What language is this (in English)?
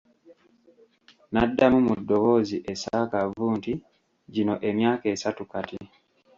Ganda